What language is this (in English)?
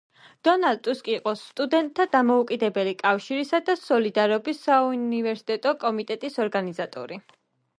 Georgian